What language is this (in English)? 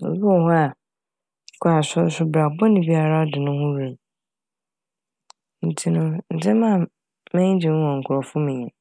Akan